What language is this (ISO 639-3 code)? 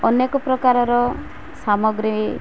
ori